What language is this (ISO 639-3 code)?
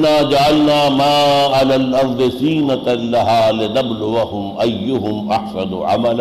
urd